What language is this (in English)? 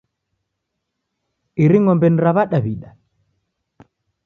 Taita